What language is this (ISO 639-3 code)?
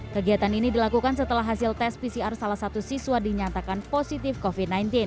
ind